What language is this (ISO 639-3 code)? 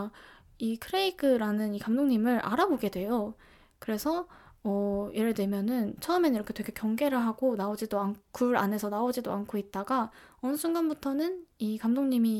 kor